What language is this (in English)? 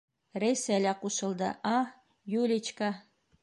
Bashkir